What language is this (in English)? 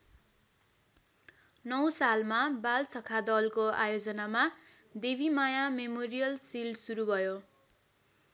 Nepali